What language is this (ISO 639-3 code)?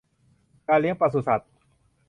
tha